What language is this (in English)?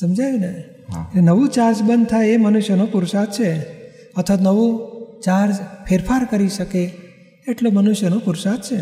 Gujarati